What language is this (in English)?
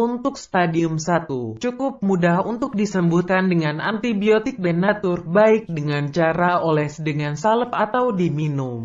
Indonesian